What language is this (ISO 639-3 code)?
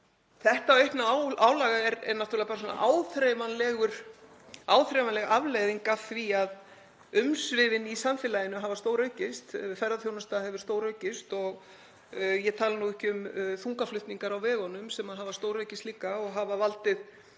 isl